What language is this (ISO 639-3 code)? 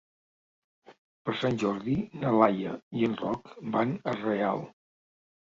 cat